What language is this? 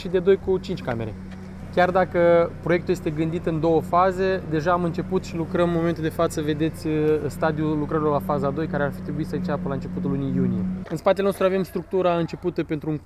Romanian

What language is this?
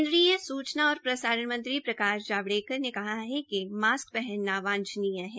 Hindi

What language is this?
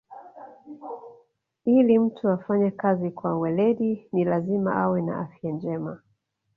Swahili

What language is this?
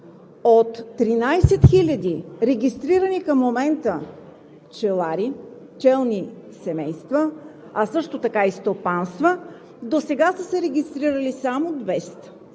Bulgarian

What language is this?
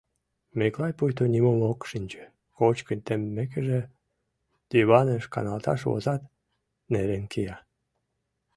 Mari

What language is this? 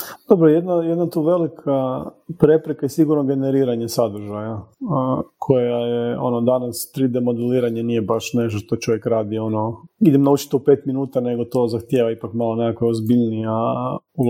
Croatian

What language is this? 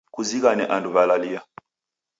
Taita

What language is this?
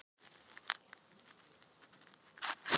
Icelandic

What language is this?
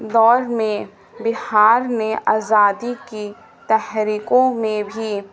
Urdu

